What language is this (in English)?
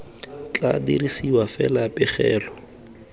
Tswana